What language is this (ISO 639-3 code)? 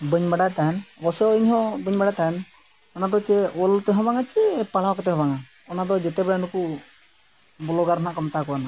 sat